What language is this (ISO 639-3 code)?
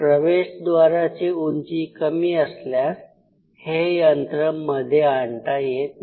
mar